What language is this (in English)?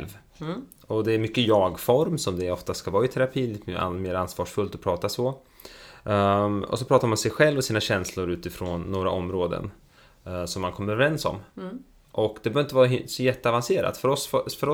Swedish